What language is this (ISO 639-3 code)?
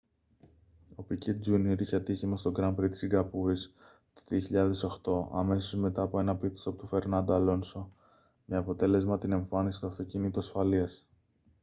ell